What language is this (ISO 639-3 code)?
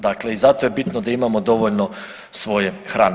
hrv